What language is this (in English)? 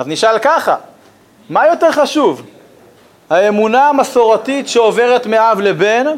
Hebrew